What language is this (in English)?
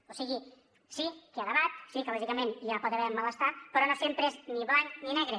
Catalan